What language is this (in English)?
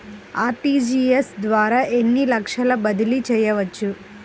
Telugu